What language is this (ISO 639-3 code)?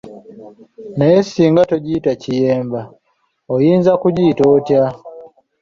lug